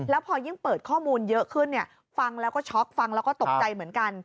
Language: Thai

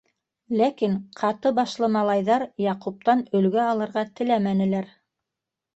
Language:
Bashkir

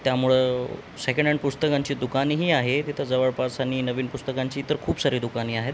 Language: Marathi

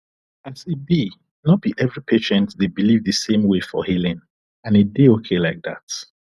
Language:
Nigerian Pidgin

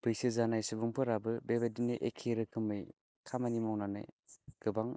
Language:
Bodo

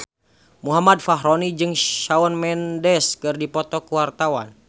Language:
Sundanese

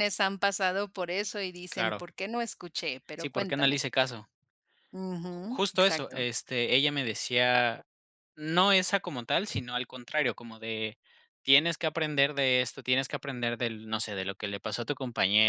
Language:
Spanish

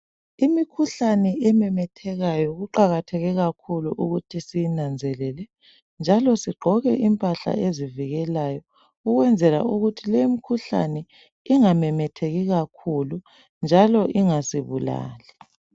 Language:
North Ndebele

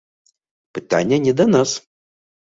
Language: Belarusian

